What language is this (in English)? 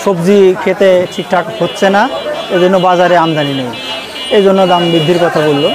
Bangla